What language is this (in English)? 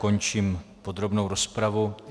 Czech